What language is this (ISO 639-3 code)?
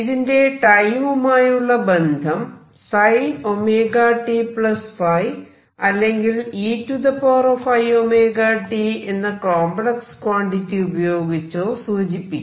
mal